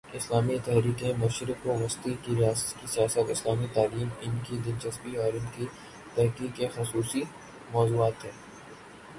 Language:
Urdu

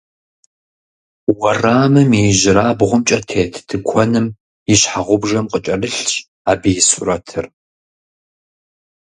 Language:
Kabardian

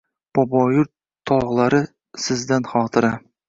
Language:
Uzbek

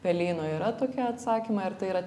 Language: Lithuanian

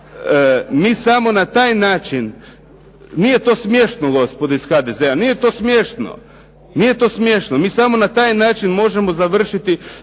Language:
Croatian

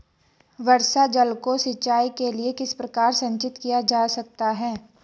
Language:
Hindi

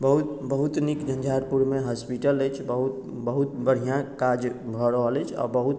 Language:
Maithili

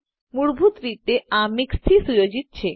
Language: Gujarati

